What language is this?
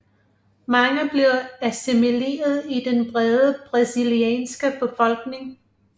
Danish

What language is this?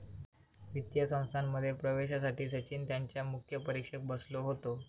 Marathi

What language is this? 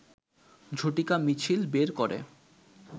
Bangla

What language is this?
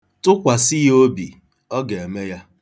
Igbo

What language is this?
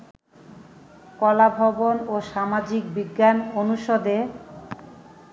Bangla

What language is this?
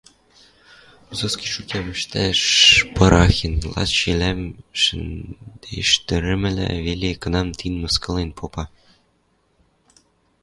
Western Mari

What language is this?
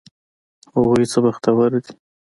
Pashto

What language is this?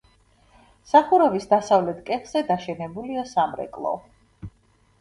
Georgian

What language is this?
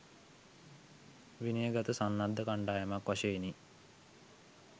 Sinhala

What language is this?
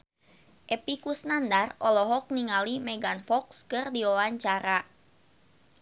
Sundanese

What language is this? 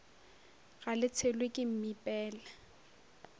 Northern Sotho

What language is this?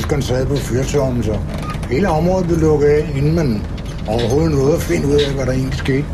Danish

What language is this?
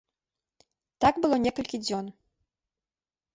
Belarusian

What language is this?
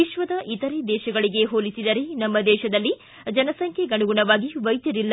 Kannada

